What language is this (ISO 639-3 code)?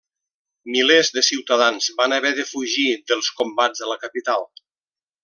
cat